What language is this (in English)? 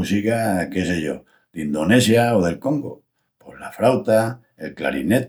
Extremaduran